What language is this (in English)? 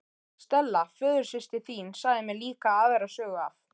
Icelandic